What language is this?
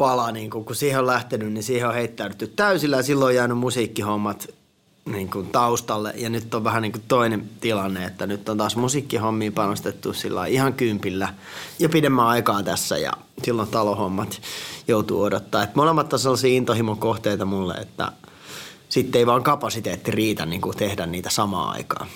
Finnish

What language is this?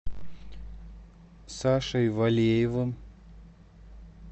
Russian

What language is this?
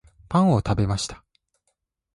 Japanese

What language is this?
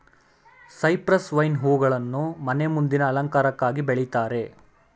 Kannada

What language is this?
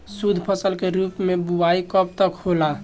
Bhojpuri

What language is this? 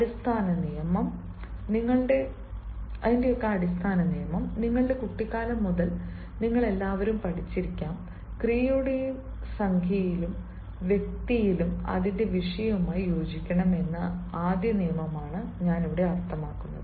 Malayalam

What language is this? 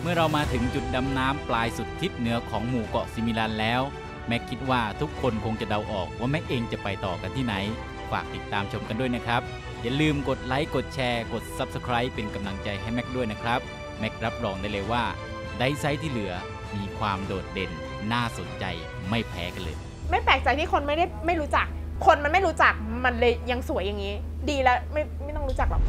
Thai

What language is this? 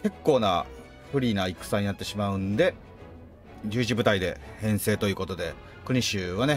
Japanese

